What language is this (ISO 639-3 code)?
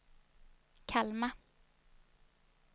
swe